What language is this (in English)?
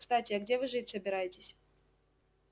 Russian